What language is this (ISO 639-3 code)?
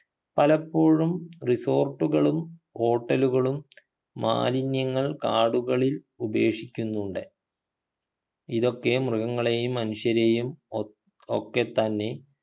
mal